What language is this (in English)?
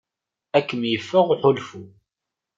Kabyle